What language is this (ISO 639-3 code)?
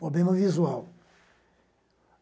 por